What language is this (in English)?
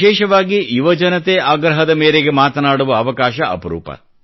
Kannada